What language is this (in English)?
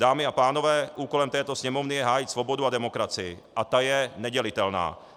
Czech